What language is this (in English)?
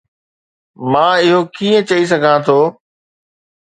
Sindhi